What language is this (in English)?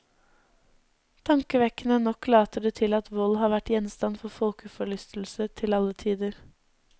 Norwegian